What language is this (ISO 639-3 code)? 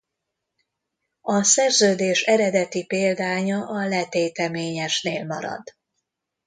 hun